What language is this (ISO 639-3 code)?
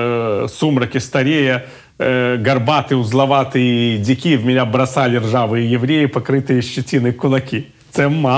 ukr